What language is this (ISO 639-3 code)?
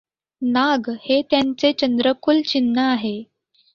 mar